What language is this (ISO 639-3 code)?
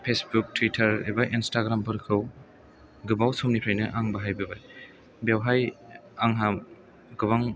brx